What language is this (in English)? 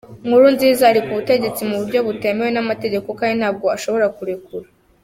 Kinyarwanda